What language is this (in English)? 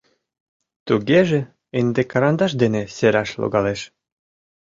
Mari